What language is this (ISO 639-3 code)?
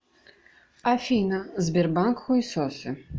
rus